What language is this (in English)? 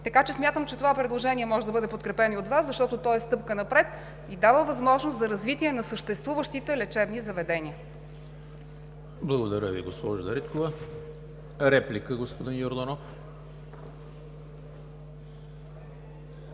Bulgarian